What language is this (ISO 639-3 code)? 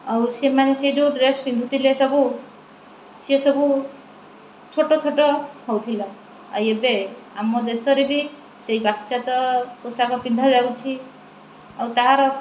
ori